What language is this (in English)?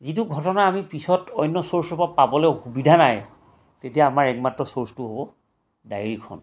Assamese